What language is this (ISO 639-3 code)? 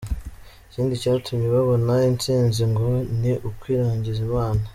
kin